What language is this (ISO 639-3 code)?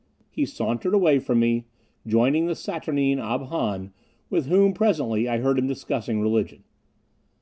eng